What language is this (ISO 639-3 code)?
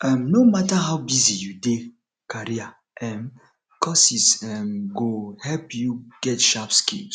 pcm